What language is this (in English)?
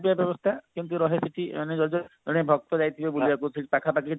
Odia